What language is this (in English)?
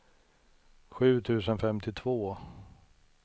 Swedish